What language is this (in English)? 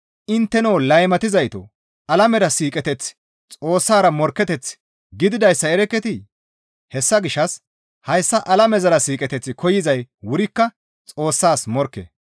Gamo